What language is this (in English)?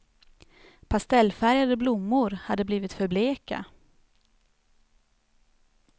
Swedish